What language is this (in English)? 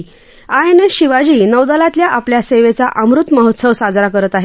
Marathi